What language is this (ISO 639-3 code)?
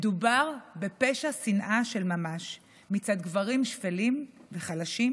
heb